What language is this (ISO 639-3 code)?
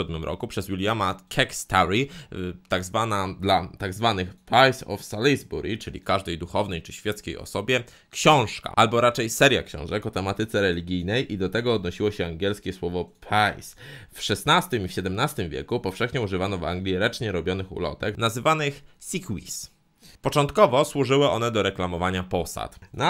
pol